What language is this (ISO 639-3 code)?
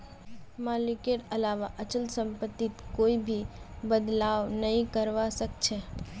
mag